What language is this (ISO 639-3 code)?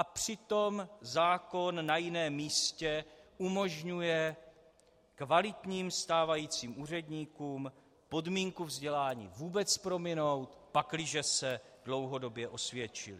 ces